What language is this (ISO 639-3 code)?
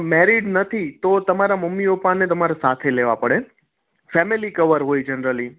guj